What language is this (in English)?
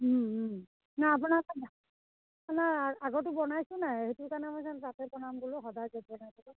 Assamese